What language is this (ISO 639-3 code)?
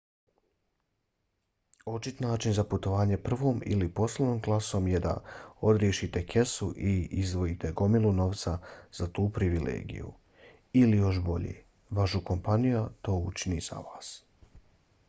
bos